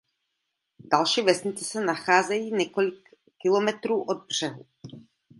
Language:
Czech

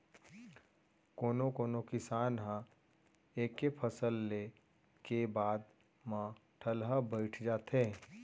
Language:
Chhattisgarhi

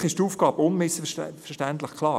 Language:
Swiss German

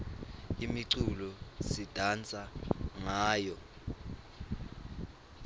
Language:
Swati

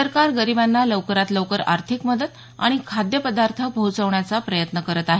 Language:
Marathi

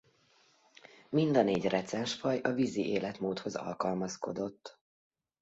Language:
Hungarian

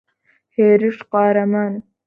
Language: Central Kurdish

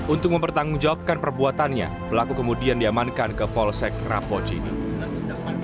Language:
Indonesian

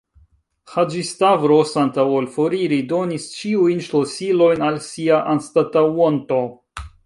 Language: Esperanto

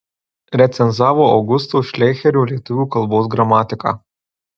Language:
Lithuanian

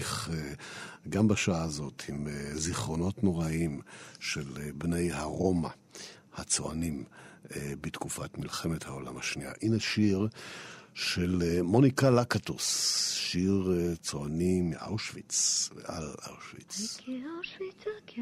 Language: Hebrew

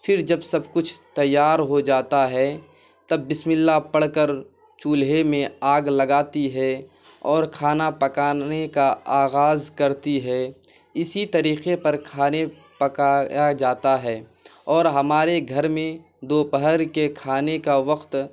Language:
Urdu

